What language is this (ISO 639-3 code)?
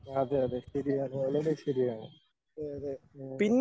mal